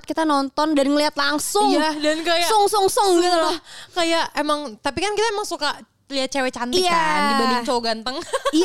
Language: Indonesian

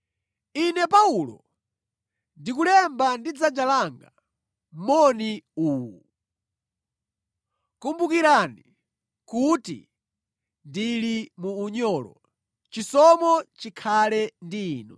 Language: Nyanja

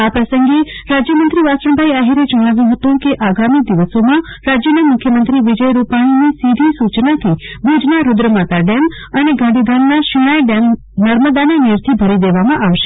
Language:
Gujarati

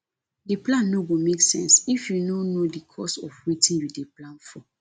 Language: Nigerian Pidgin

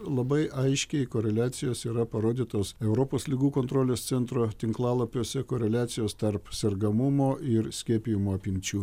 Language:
Lithuanian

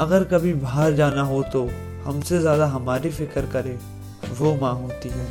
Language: Hindi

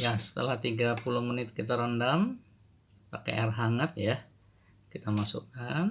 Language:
Indonesian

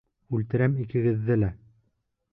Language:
Bashkir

